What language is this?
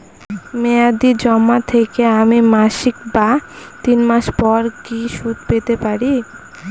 Bangla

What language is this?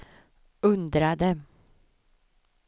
Swedish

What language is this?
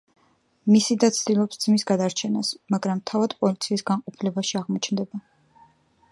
Georgian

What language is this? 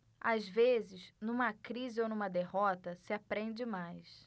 Portuguese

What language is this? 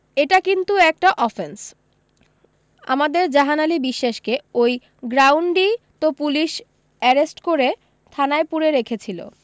Bangla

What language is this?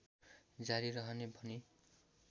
Nepali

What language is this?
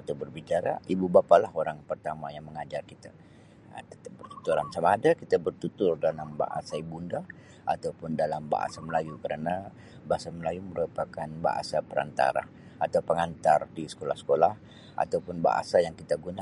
Sabah Malay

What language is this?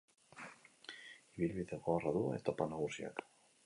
Basque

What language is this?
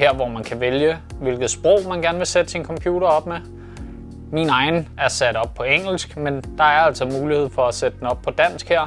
Danish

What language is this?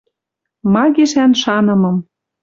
Western Mari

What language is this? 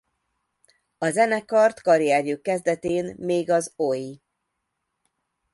Hungarian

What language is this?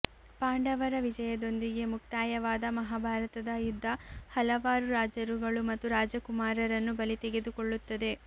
Kannada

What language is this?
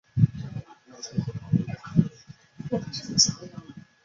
Chinese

